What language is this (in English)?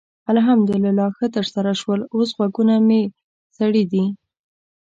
Pashto